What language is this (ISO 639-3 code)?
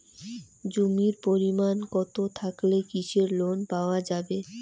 ben